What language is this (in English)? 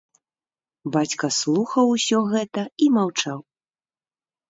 Belarusian